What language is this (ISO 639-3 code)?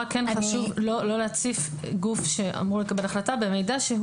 heb